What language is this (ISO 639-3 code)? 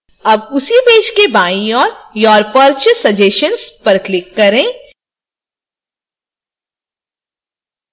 hin